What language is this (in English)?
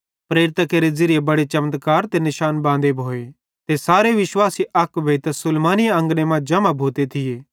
Bhadrawahi